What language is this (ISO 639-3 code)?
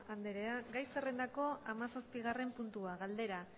eus